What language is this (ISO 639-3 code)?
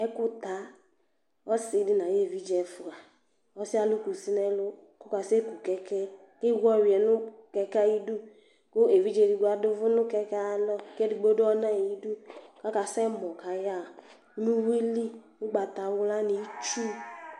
kpo